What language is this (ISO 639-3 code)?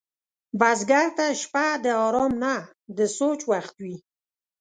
pus